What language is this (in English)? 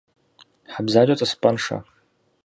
Kabardian